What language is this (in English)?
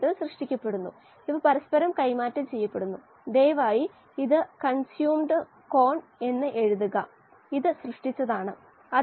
Malayalam